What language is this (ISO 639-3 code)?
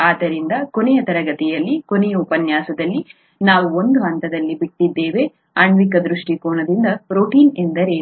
kan